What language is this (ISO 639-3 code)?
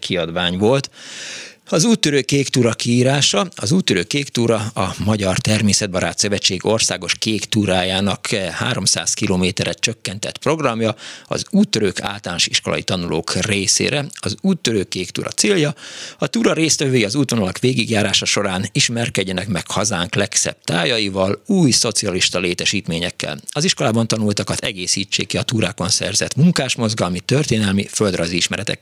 hun